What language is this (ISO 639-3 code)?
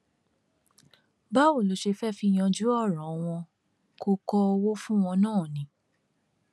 yor